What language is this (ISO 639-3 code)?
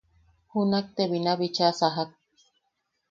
yaq